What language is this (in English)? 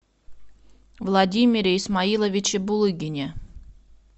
Russian